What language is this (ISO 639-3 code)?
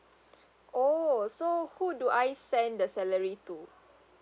eng